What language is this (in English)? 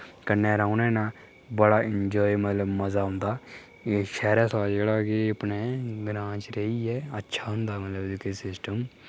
Dogri